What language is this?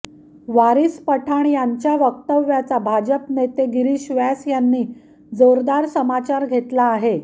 Marathi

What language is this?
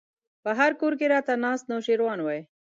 Pashto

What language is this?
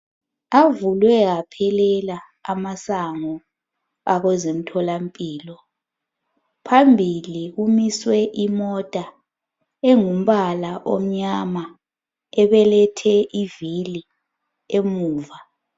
North Ndebele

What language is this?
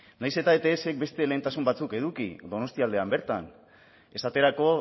Basque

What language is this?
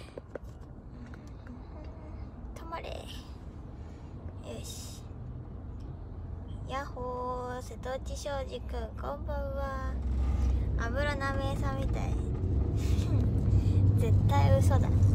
Japanese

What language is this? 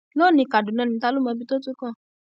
Yoruba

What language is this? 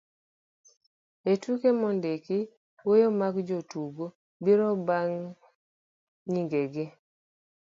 Luo (Kenya and Tanzania)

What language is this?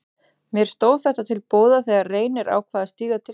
Icelandic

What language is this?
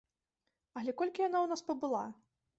Belarusian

